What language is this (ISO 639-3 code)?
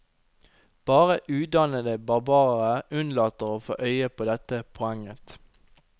nor